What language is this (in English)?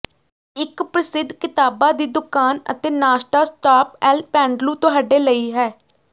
Punjabi